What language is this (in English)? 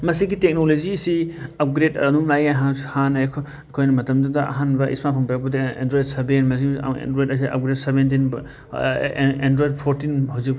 Manipuri